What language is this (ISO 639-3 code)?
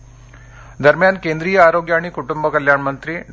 mar